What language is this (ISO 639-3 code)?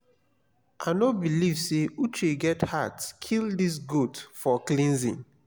pcm